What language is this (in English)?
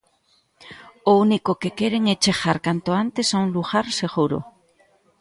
Galician